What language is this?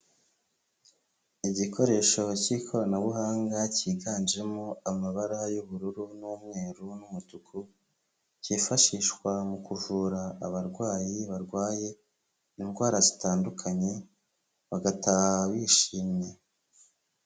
Kinyarwanda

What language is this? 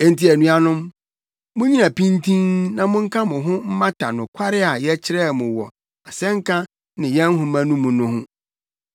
Akan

